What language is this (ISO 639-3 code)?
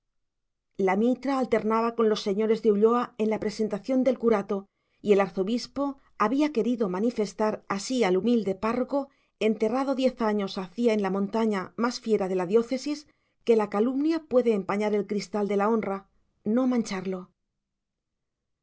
spa